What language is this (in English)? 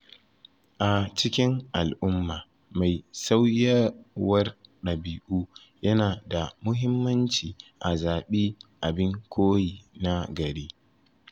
Hausa